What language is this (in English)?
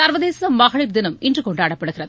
Tamil